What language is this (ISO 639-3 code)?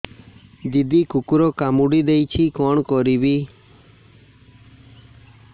ori